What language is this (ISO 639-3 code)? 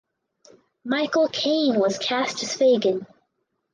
eng